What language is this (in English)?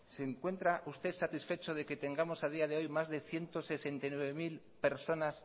Spanish